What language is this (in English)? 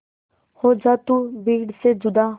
Hindi